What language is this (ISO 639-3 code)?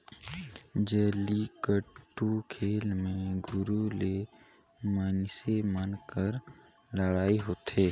hne